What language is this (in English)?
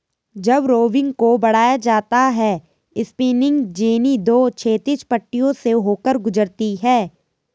Hindi